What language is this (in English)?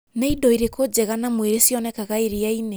Kikuyu